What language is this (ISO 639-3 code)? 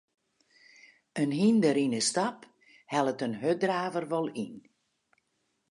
fry